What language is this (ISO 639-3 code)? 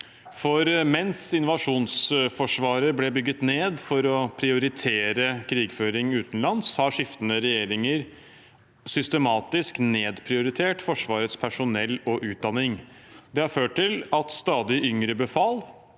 nor